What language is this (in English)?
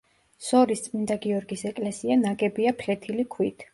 Georgian